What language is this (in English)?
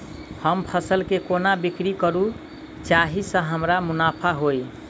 Maithili